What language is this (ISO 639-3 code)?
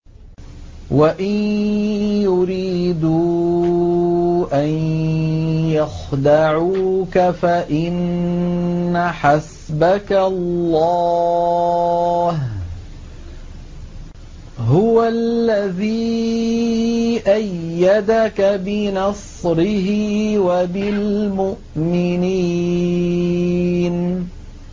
ara